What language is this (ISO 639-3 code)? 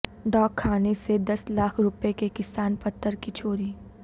urd